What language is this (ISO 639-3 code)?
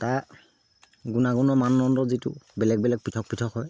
asm